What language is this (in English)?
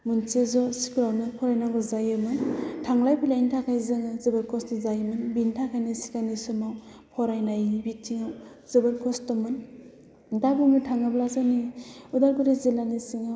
Bodo